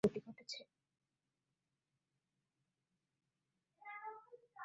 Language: Bangla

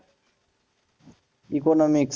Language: Bangla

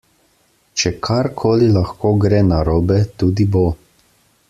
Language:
Slovenian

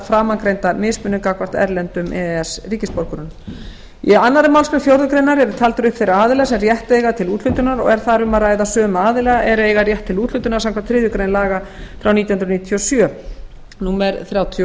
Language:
Icelandic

